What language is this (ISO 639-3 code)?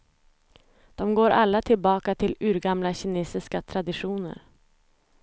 swe